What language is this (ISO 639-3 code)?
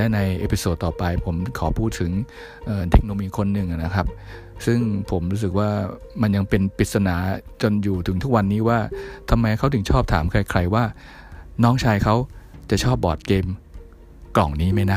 tha